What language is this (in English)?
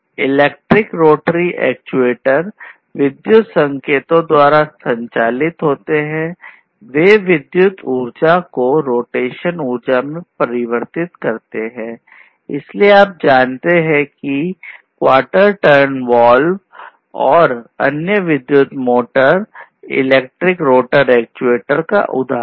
Hindi